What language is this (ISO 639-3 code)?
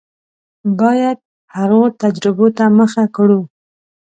pus